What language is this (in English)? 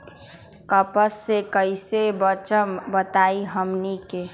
Magahi